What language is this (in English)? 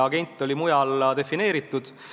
Estonian